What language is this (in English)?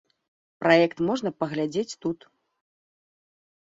Belarusian